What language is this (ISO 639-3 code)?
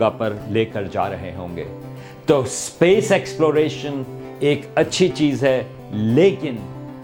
urd